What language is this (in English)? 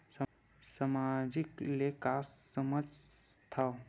Chhattisgarhi